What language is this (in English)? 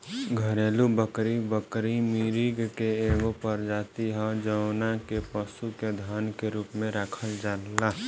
Bhojpuri